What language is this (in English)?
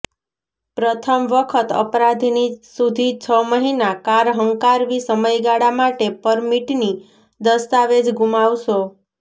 Gujarati